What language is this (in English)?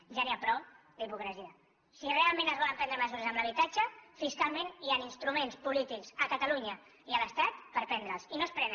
Catalan